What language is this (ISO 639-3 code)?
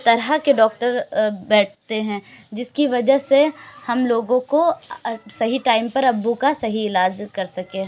urd